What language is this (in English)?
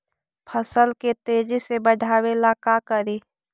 Magahi